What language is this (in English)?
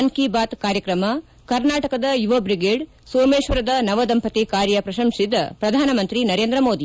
Kannada